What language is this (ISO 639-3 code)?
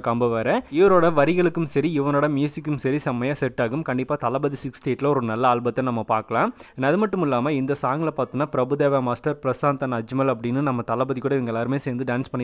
ron